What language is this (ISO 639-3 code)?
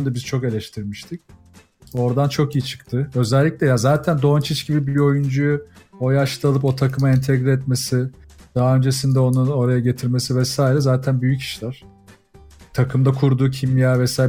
tur